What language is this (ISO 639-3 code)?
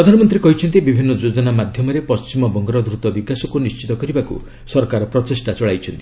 ori